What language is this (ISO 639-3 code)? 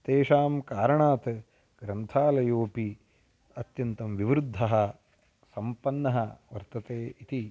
san